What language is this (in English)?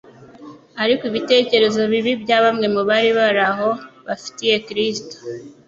Kinyarwanda